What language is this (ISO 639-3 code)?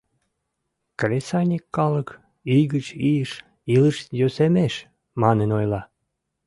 chm